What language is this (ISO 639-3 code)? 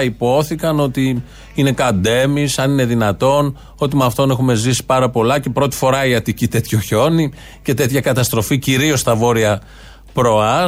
ell